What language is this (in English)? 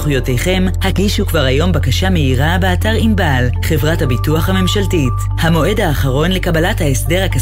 Hebrew